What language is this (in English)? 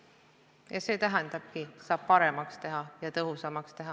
Estonian